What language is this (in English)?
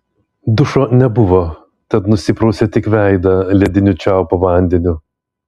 Lithuanian